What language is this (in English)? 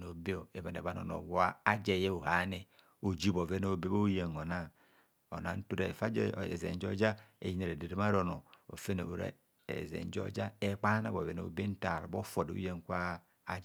Kohumono